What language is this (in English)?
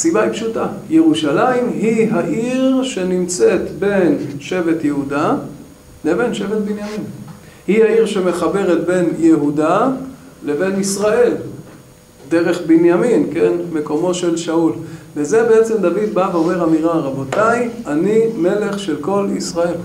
Hebrew